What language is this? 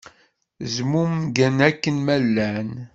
Kabyle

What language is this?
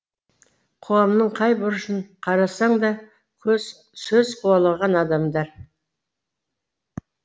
Kazakh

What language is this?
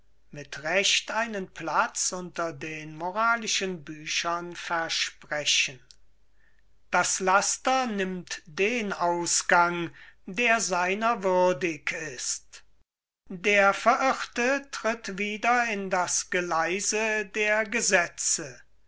German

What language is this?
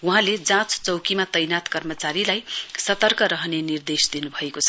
Nepali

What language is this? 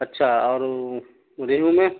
Urdu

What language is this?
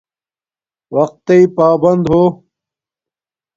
Domaaki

